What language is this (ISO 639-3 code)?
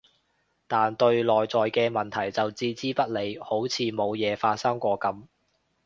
yue